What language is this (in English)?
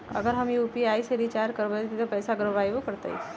Magahi